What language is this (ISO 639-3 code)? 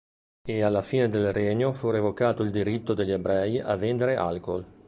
ita